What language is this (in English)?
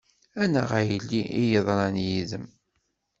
Kabyle